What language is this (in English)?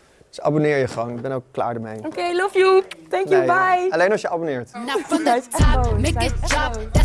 Dutch